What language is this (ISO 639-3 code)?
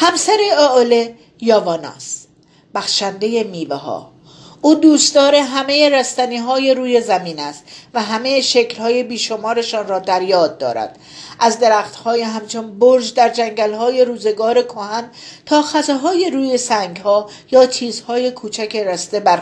fas